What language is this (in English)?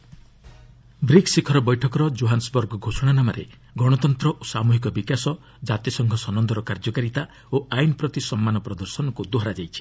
Odia